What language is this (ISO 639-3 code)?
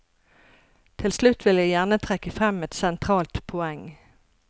nor